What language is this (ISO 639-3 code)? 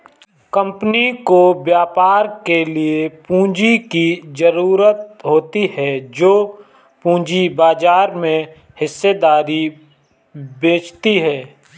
hin